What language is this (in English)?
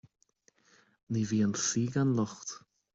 Irish